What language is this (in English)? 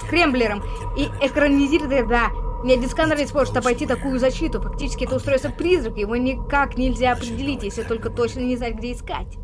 Russian